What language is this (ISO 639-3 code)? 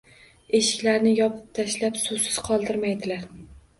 uzb